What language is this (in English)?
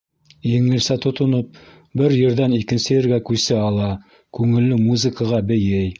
Bashkir